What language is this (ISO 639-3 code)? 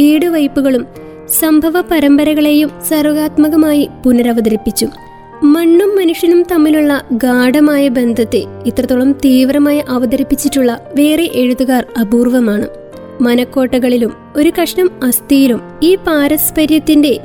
mal